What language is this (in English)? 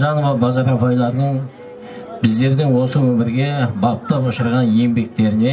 Turkish